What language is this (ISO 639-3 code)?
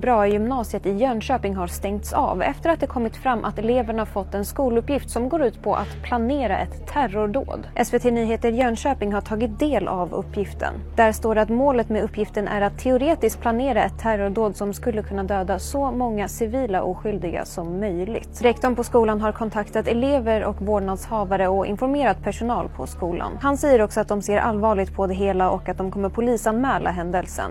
swe